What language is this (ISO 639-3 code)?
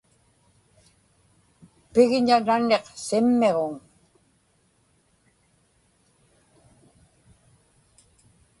ipk